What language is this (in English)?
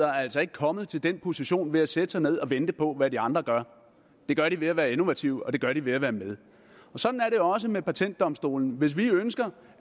Danish